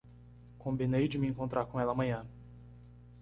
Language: Portuguese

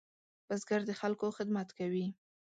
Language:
Pashto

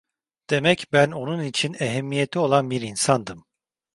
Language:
Turkish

